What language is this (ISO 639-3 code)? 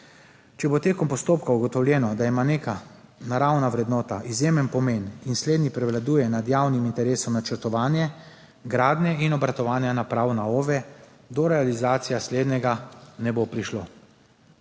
slv